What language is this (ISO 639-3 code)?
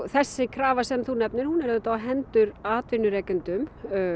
isl